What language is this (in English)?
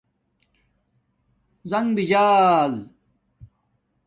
Domaaki